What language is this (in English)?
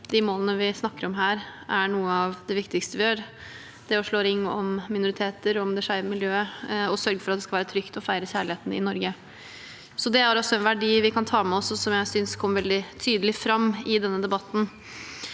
Norwegian